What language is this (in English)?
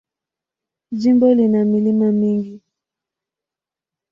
Swahili